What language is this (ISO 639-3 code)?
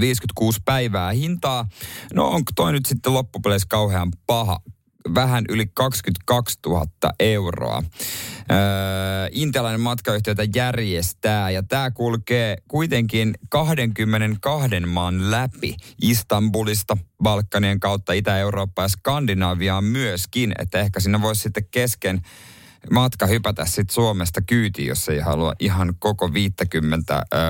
fin